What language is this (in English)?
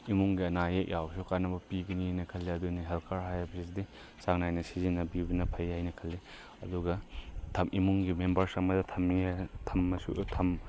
Manipuri